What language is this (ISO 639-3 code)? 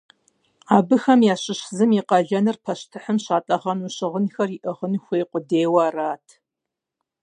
kbd